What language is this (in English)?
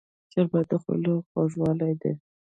Pashto